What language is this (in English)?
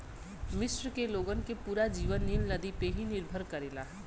Bhojpuri